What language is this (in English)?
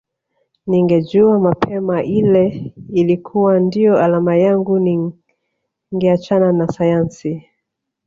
Swahili